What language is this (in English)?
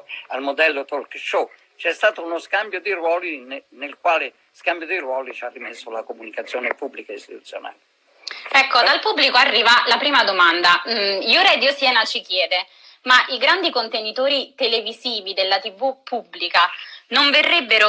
Italian